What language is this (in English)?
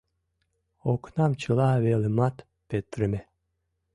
Mari